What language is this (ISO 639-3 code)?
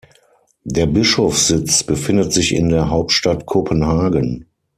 deu